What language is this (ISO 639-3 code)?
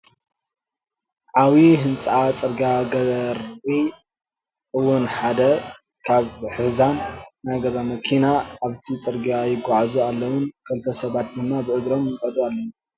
tir